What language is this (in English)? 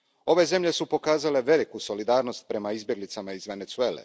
Croatian